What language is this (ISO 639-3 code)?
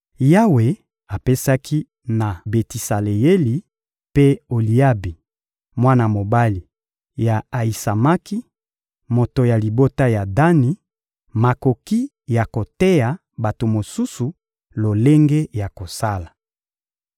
lin